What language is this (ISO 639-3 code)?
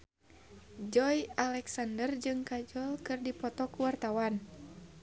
sun